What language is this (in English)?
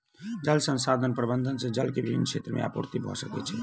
Maithili